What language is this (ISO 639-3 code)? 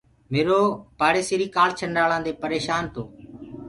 ggg